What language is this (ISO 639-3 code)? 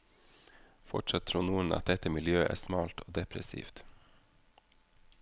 nor